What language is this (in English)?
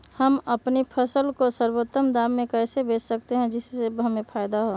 Magahi